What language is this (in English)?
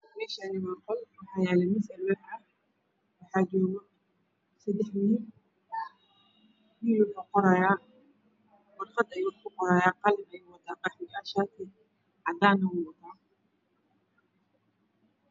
Somali